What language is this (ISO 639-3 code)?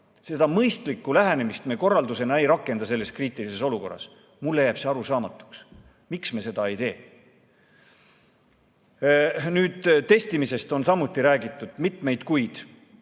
est